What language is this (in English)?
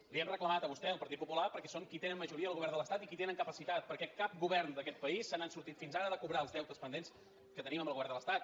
Catalan